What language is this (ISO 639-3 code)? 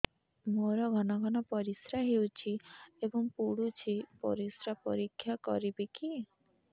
ori